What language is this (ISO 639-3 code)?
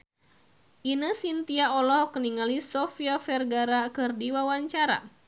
sun